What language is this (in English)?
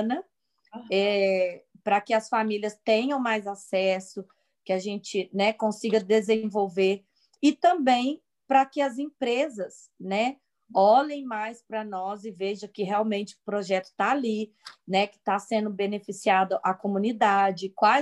Portuguese